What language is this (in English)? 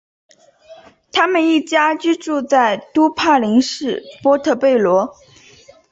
Chinese